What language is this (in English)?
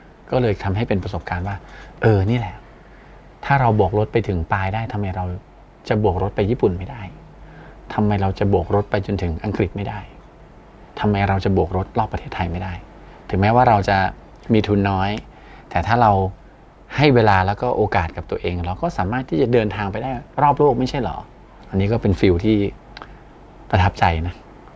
Thai